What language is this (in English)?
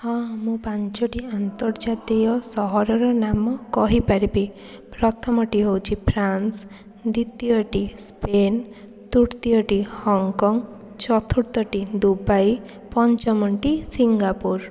Odia